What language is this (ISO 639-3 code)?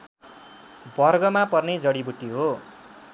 nep